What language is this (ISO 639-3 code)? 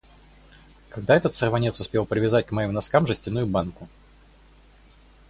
rus